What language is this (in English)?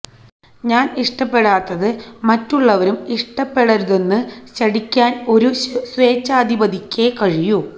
Malayalam